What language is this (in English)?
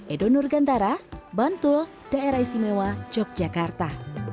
Indonesian